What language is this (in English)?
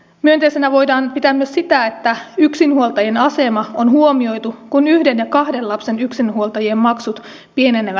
Finnish